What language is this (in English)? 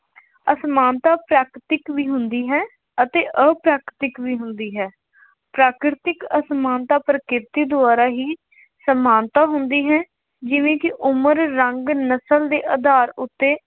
Punjabi